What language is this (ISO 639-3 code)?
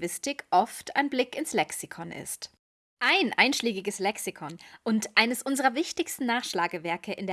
deu